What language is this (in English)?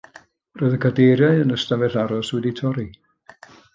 Welsh